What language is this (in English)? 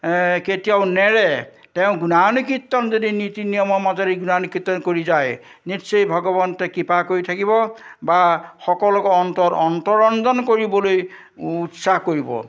Assamese